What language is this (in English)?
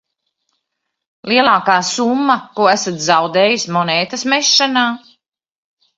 Latvian